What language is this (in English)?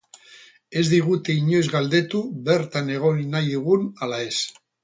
Basque